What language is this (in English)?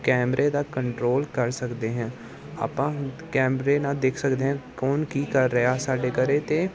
Punjabi